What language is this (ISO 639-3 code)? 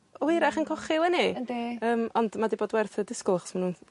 cym